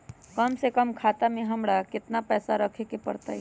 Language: Magahi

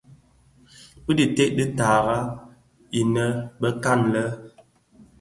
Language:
Bafia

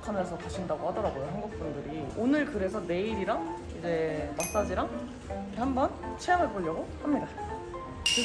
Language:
Korean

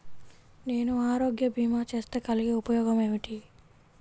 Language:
Telugu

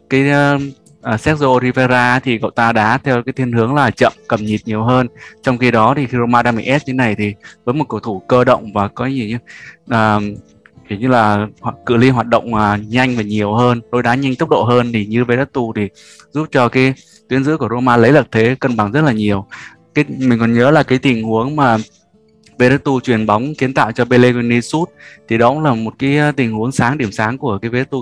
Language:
Vietnamese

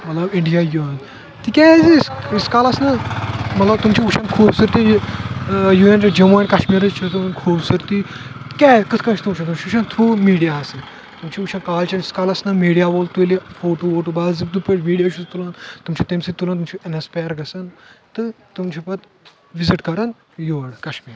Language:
Kashmiri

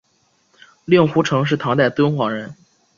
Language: Chinese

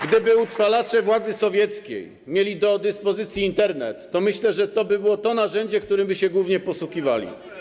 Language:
Polish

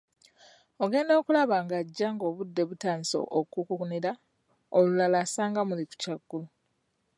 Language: Ganda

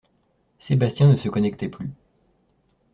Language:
French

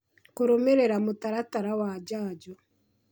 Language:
Kikuyu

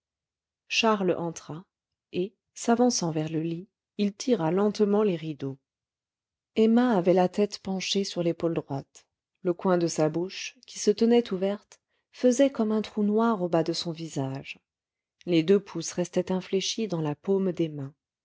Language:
French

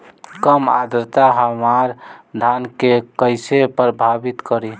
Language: Bhojpuri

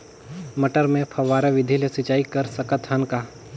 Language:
Chhattisgarhi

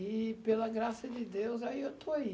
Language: Portuguese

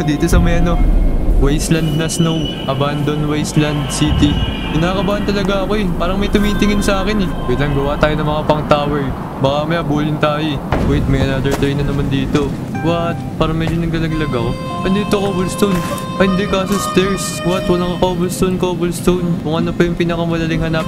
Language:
Filipino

